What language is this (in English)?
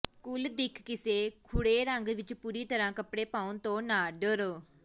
Punjabi